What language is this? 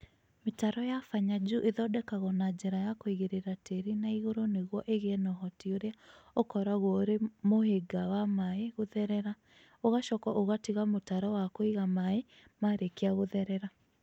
Kikuyu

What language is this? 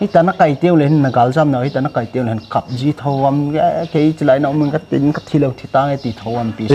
Thai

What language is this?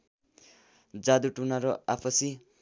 Nepali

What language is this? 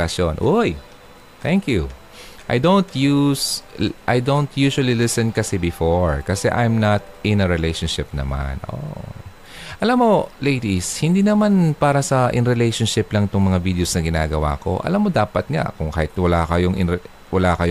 Filipino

